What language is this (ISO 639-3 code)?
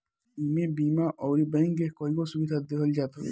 bho